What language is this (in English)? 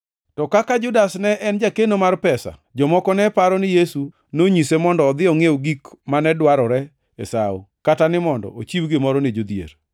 Luo (Kenya and Tanzania)